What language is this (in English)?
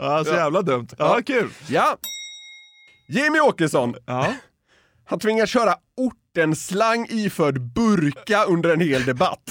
Swedish